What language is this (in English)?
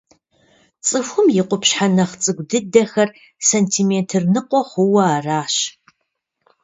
Kabardian